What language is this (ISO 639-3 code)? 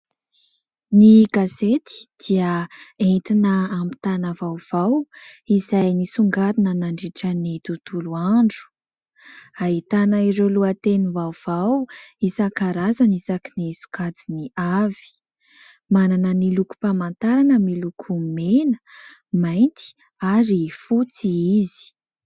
mlg